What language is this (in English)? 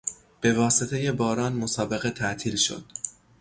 Persian